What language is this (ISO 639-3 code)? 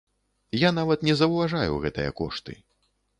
bel